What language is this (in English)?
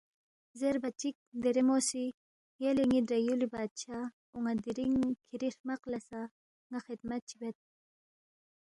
Balti